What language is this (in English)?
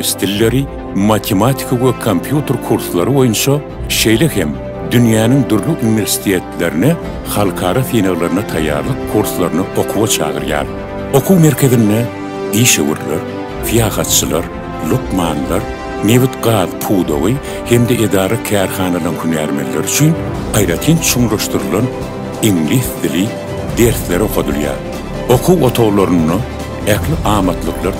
Turkish